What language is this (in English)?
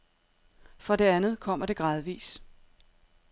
Danish